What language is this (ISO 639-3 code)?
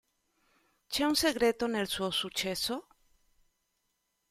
ita